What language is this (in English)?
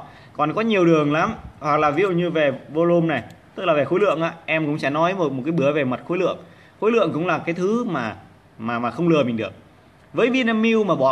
Vietnamese